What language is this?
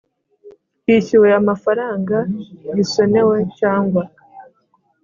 Kinyarwanda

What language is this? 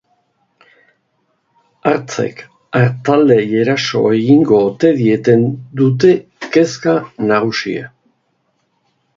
Basque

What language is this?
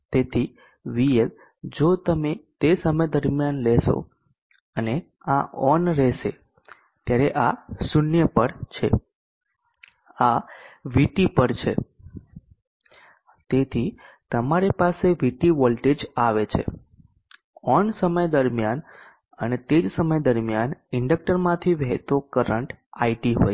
Gujarati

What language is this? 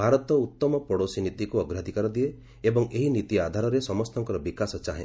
Odia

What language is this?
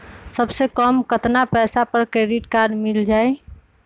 Magahi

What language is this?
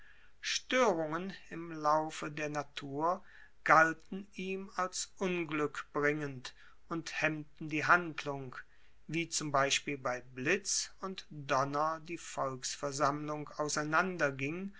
German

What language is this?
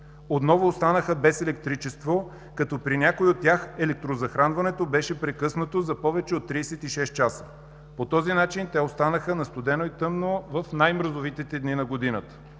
Bulgarian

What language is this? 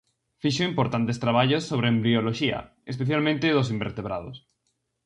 Galician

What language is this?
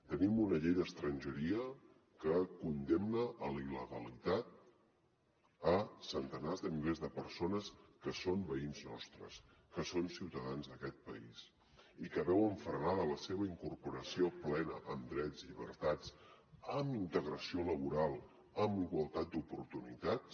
Catalan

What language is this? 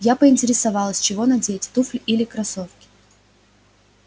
Russian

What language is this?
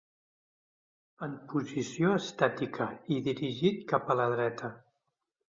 Catalan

